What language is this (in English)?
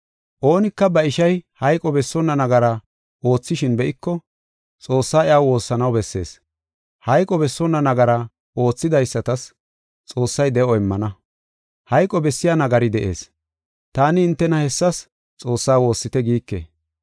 Gofa